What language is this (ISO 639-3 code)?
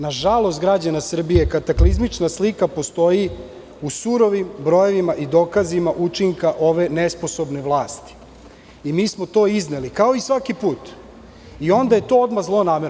srp